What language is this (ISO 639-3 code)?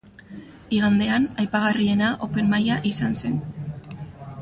eus